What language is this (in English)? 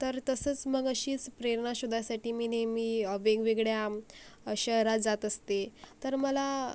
Marathi